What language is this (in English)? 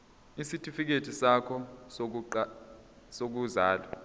Zulu